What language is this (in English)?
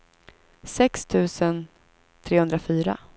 Swedish